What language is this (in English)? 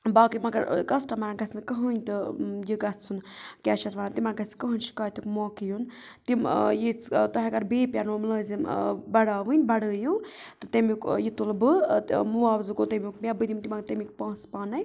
Kashmiri